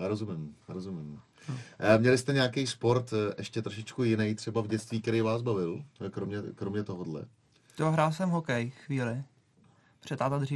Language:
Czech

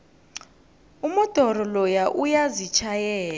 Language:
South Ndebele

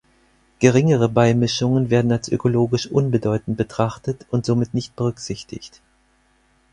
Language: German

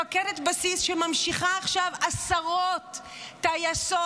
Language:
Hebrew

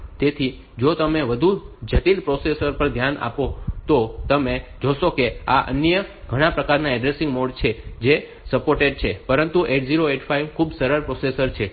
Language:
Gujarati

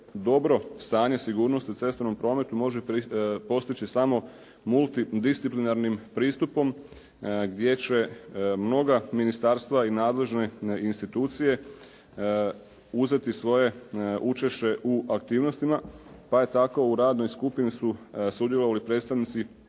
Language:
Croatian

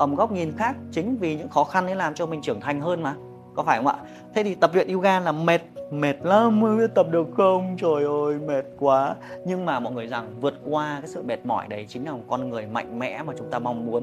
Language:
Vietnamese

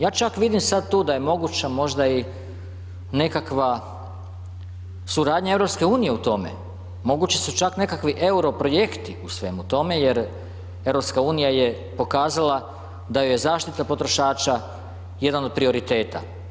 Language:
Croatian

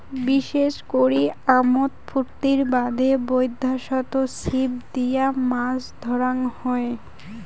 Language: Bangla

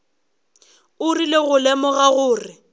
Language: Northern Sotho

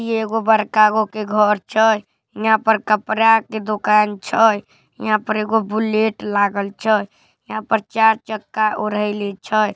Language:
Magahi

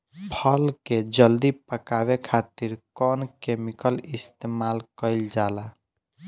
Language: Bhojpuri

